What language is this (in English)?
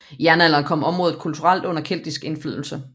Danish